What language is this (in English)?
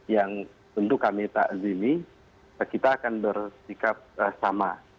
Indonesian